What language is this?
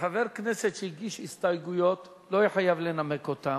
Hebrew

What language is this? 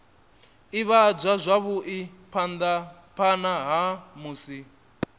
Venda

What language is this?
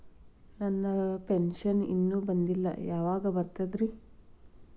Kannada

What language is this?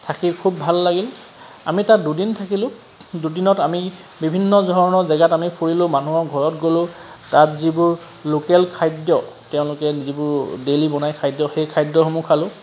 Assamese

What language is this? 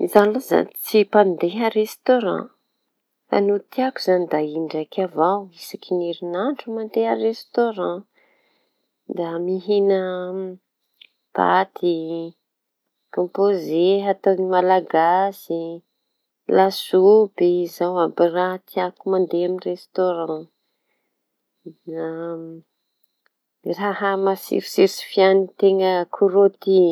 Tanosy Malagasy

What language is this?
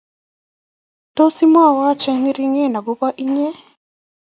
Kalenjin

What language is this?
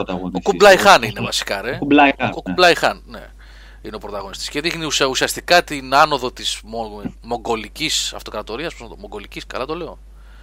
Greek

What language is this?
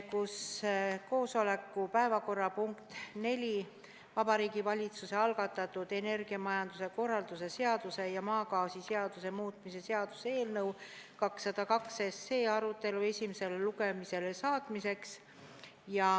Estonian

